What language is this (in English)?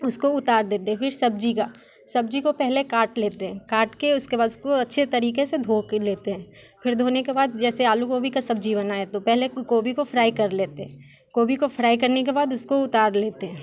Hindi